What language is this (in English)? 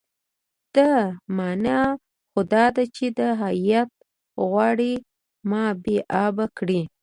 Pashto